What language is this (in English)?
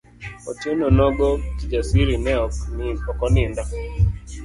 Luo (Kenya and Tanzania)